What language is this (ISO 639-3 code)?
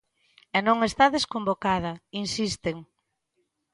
glg